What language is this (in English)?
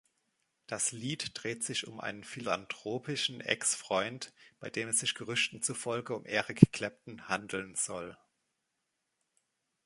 German